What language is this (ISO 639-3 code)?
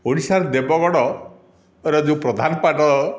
ori